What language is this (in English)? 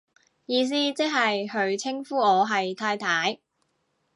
Cantonese